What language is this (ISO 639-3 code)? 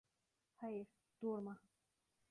tur